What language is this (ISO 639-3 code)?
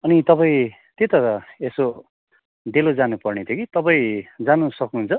nep